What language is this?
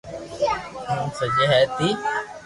Loarki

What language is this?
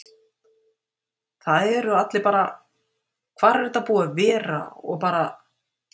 Icelandic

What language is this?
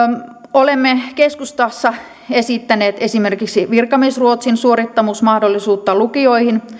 Finnish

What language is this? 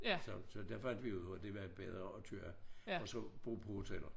Danish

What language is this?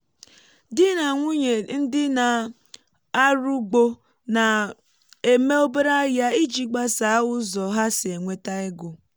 Igbo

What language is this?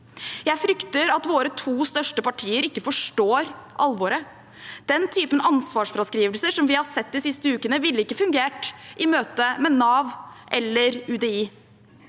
Norwegian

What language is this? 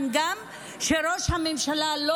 Hebrew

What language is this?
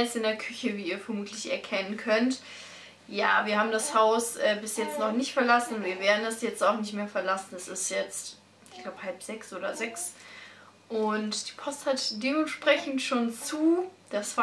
German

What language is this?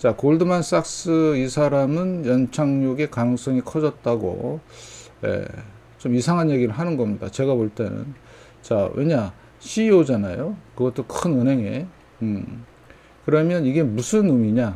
Korean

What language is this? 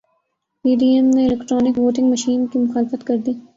Urdu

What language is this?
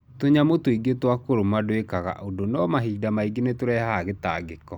Kikuyu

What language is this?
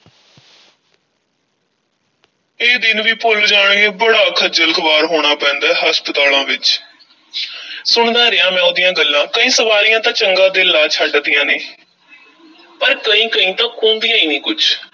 Punjabi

